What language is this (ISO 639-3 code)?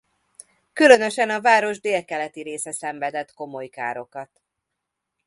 hun